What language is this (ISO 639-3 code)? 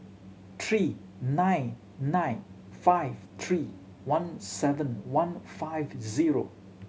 eng